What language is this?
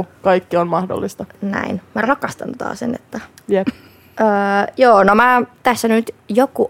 Finnish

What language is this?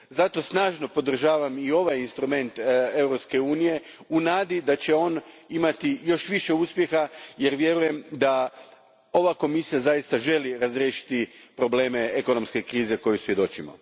Croatian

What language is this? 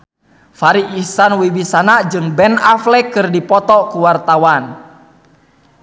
Sundanese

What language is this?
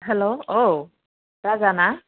Bodo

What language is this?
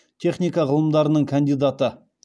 Kazakh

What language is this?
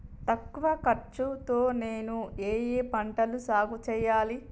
Telugu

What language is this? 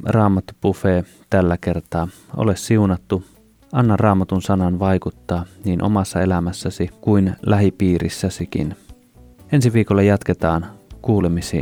Finnish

